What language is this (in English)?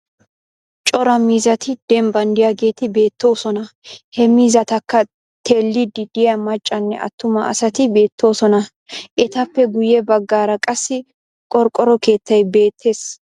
Wolaytta